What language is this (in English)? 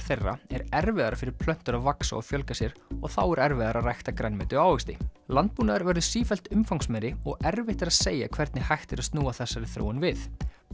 Icelandic